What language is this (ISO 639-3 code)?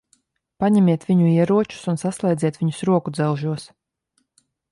lav